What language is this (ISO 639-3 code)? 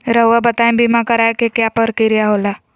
mag